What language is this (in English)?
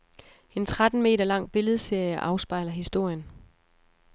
Danish